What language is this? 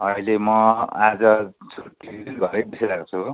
Nepali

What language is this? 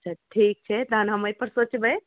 Maithili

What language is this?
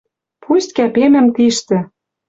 Western Mari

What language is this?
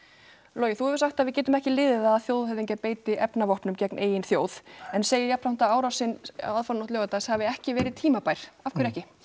Icelandic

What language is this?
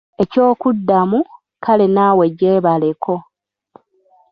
Ganda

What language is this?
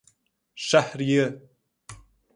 Persian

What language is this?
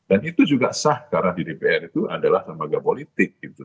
Indonesian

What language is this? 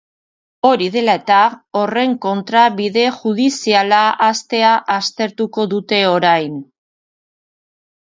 Basque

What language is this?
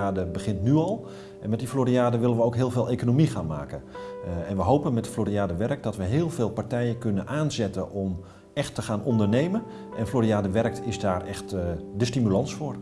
Dutch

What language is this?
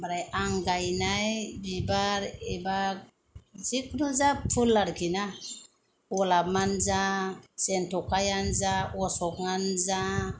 Bodo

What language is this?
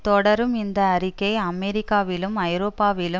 Tamil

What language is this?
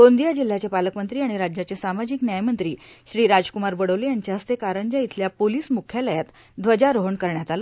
Marathi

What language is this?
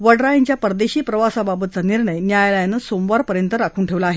Marathi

